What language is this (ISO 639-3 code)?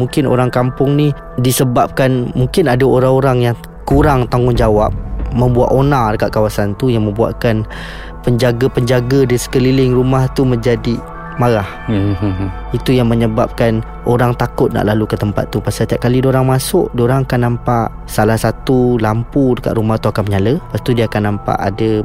msa